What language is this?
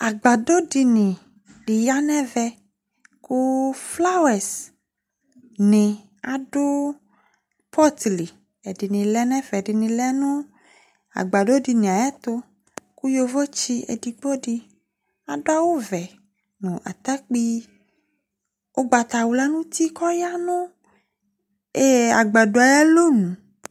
Ikposo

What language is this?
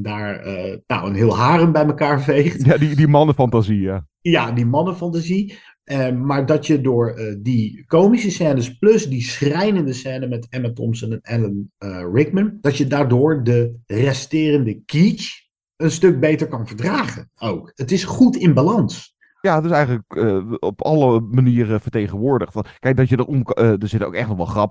Dutch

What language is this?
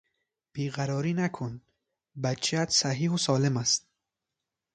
Persian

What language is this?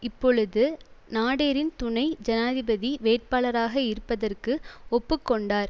Tamil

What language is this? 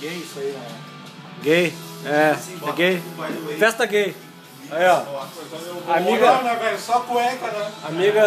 Portuguese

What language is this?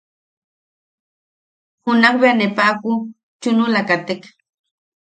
Yaqui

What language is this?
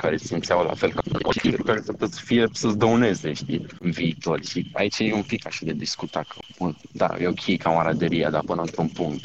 Romanian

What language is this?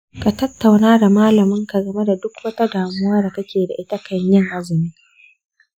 Hausa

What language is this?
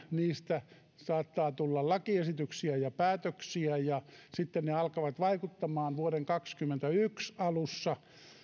Finnish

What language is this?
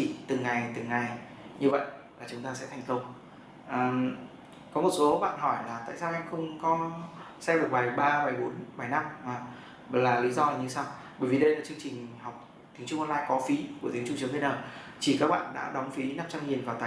Vietnamese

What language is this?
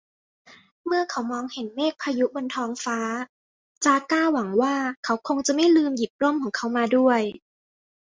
Thai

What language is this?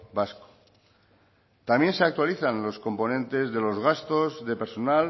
Spanish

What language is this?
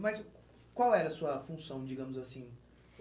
Portuguese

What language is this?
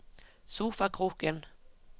Norwegian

